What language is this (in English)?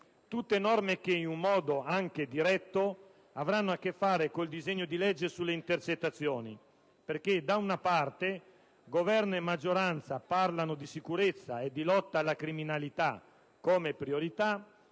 Italian